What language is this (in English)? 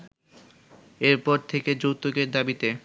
Bangla